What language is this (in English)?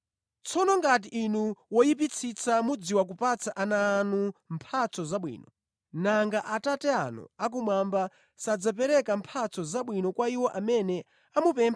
Nyanja